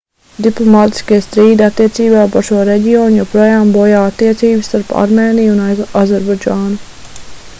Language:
Latvian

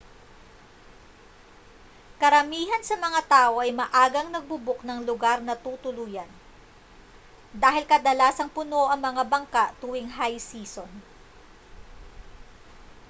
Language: Filipino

